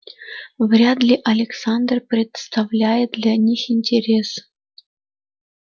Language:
Russian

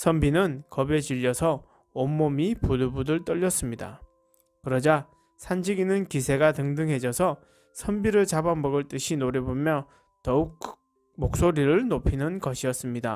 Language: Korean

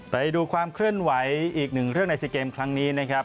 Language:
Thai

